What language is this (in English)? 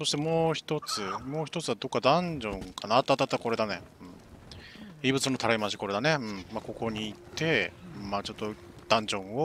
Japanese